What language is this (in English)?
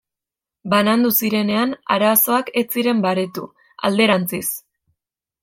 Basque